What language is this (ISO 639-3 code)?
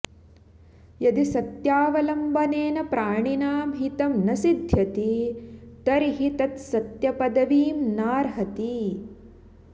san